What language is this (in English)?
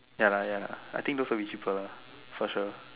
English